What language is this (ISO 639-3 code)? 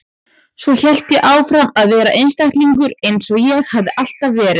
isl